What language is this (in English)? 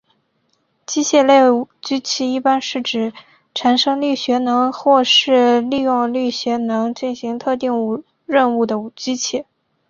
Chinese